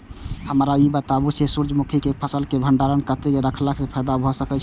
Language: Maithili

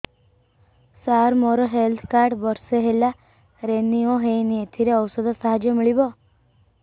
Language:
Odia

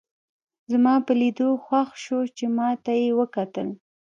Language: Pashto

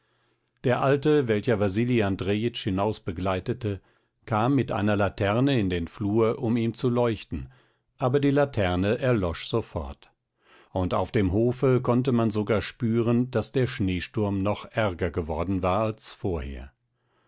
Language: German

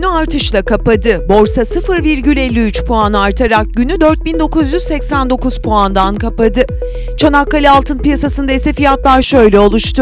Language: Turkish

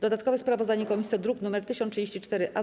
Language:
Polish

